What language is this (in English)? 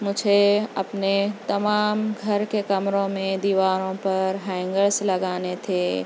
Urdu